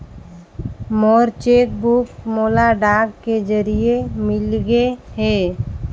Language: Chhattisgarhi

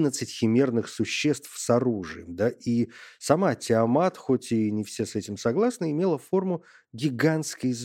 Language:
Russian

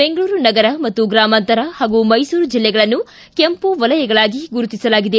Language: Kannada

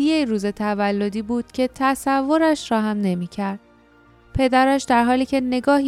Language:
Persian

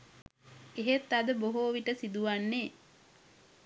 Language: Sinhala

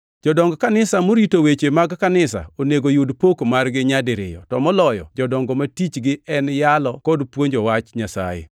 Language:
Luo (Kenya and Tanzania)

